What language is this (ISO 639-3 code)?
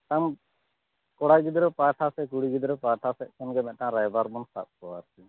sat